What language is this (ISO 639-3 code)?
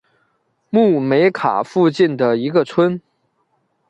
zho